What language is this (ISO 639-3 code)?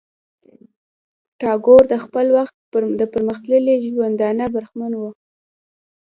pus